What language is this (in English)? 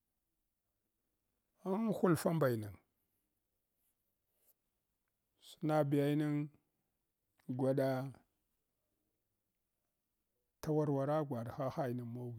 Hwana